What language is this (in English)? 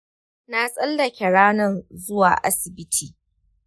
Hausa